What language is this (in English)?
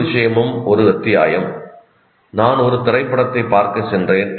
Tamil